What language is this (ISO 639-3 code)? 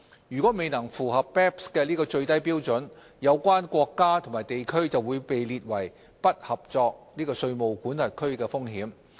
yue